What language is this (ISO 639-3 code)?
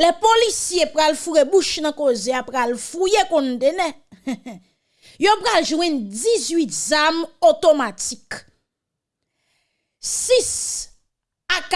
fra